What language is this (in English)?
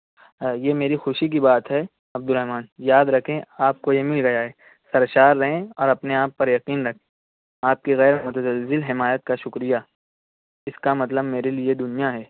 Urdu